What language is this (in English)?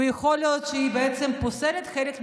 Hebrew